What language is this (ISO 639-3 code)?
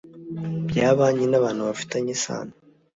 kin